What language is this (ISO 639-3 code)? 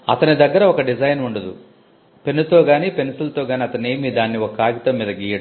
tel